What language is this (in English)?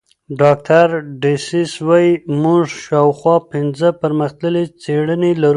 Pashto